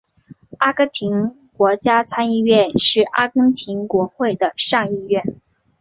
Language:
Chinese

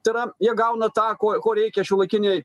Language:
Lithuanian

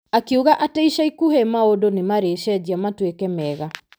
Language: Kikuyu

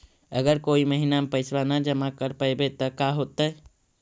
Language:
Magahi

